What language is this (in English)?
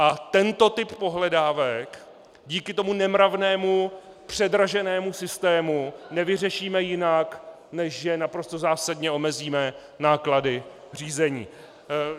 Czech